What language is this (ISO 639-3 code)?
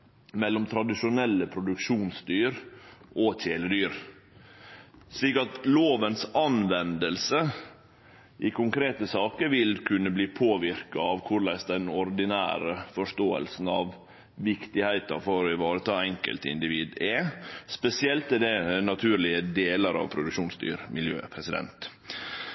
nno